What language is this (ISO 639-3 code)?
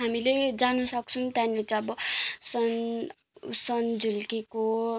nep